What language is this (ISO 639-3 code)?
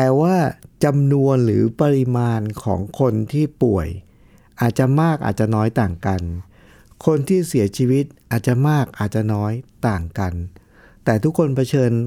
tha